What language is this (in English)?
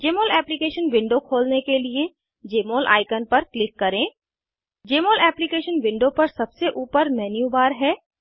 Hindi